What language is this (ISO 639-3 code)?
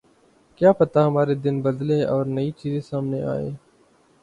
urd